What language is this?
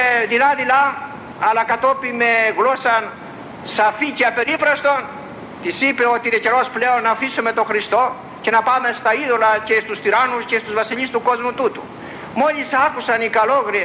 Greek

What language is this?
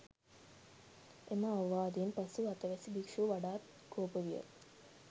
Sinhala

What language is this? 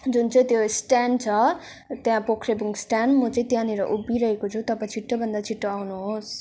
Nepali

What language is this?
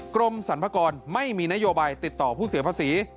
Thai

